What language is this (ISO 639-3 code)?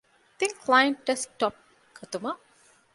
div